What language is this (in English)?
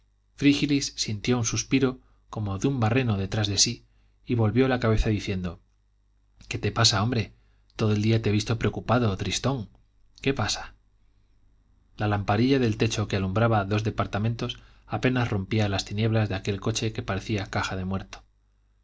Spanish